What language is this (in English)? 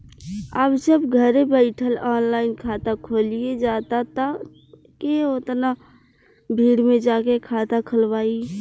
Bhojpuri